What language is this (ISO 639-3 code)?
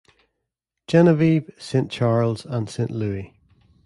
eng